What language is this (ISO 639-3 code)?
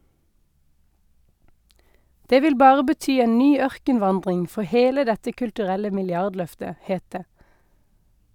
nor